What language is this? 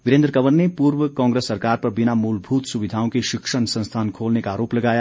Hindi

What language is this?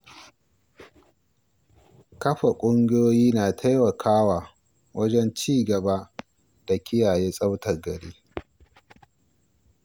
Hausa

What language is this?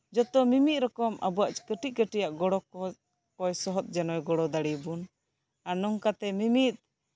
Santali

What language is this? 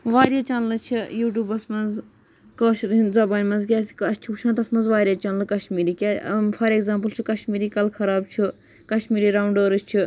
Kashmiri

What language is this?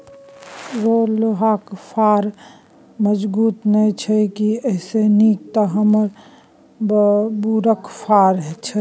Maithili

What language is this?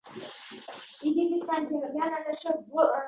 Uzbek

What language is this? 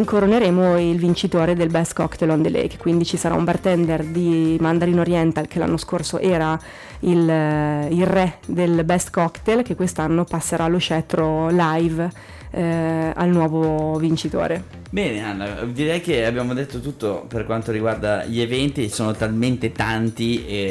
Italian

